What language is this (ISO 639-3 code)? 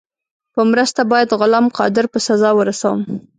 pus